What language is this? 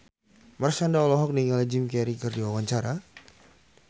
Sundanese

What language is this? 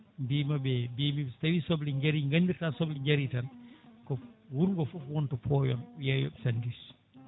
Fula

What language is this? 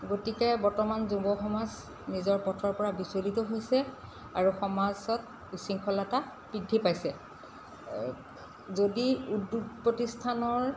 Assamese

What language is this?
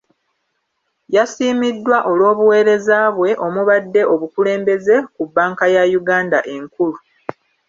Ganda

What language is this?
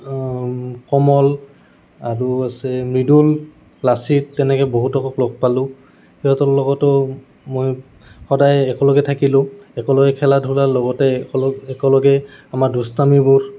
Assamese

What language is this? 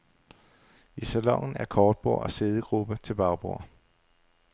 Danish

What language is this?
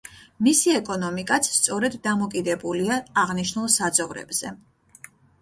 Georgian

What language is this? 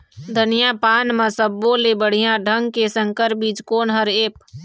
Chhattisgarhi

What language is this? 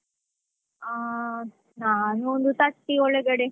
Kannada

